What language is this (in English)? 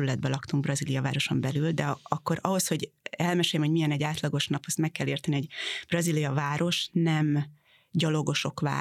Hungarian